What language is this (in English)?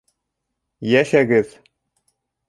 Bashkir